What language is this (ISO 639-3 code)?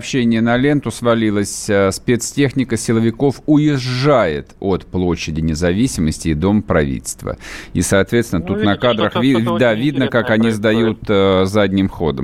rus